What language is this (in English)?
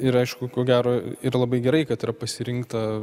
Lithuanian